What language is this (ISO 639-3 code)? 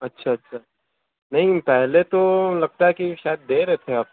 urd